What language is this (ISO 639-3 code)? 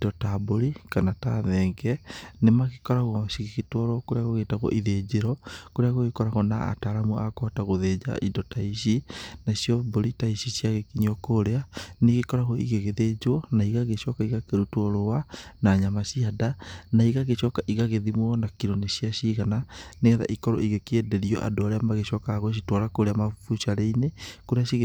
kik